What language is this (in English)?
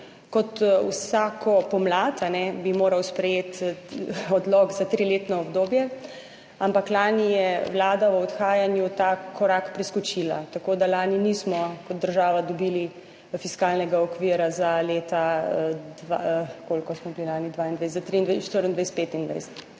Slovenian